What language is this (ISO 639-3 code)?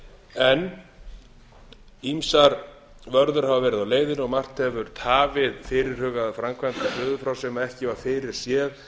isl